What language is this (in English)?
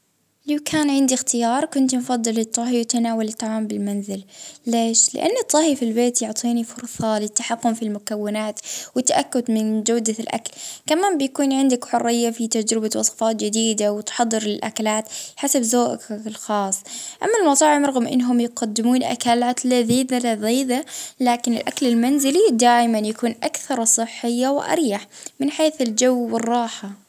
Libyan Arabic